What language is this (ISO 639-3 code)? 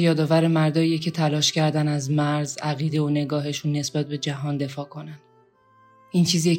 fas